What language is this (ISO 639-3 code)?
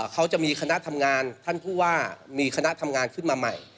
tha